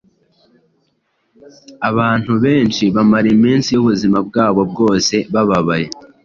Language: Kinyarwanda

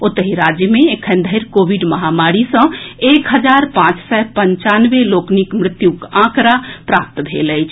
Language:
Maithili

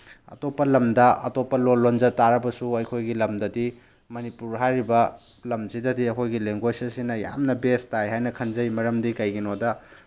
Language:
Manipuri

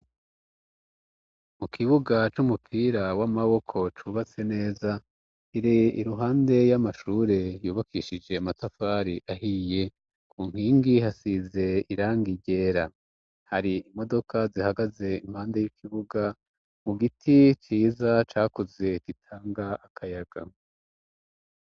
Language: Rundi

